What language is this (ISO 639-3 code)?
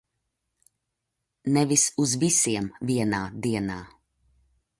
lav